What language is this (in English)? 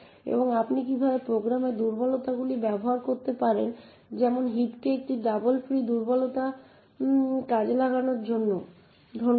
Bangla